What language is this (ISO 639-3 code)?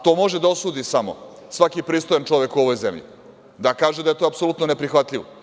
srp